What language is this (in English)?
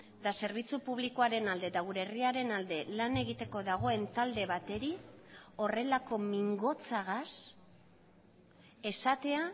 Basque